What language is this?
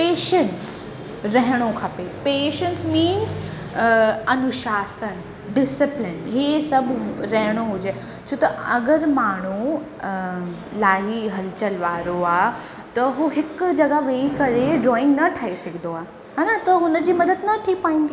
Sindhi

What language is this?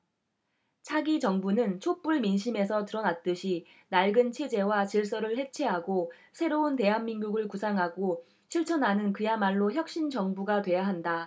Korean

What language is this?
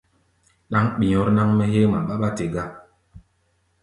Gbaya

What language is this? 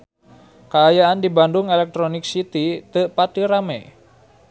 Sundanese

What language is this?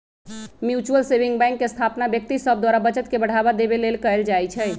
Magahi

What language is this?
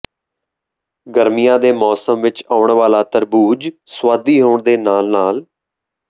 Punjabi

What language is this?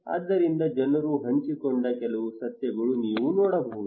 Kannada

